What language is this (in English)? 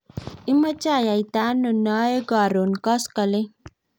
Kalenjin